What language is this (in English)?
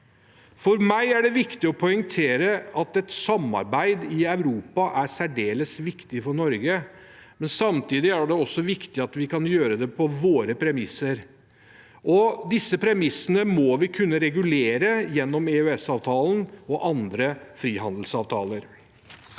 Norwegian